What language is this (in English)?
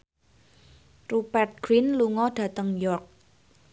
Javanese